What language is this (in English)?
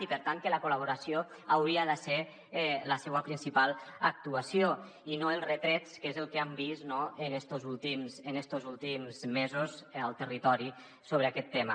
Catalan